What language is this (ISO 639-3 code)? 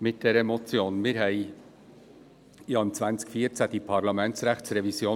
gsw